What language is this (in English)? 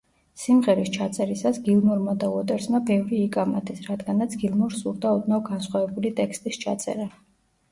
Georgian